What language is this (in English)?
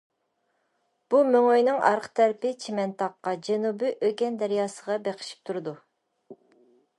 Uyghur